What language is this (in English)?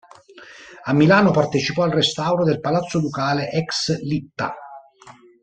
Italian